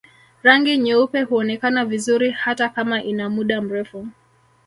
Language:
Swahili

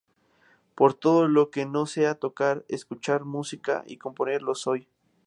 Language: Spanish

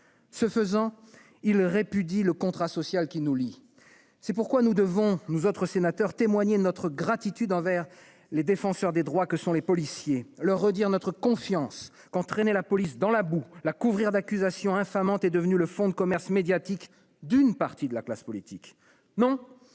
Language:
French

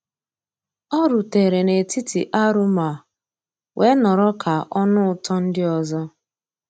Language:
Igbo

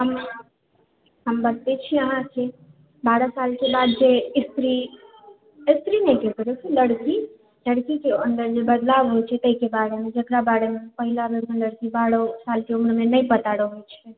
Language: Maithili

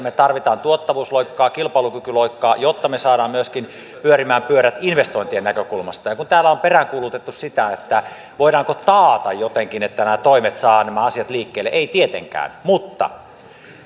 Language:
Finnish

